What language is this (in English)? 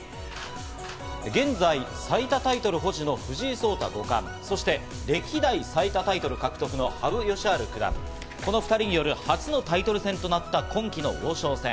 Japanese